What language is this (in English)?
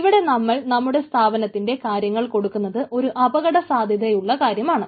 Malayalam